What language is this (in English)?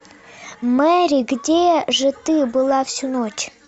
Russian